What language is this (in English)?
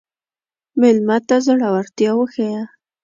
Pashto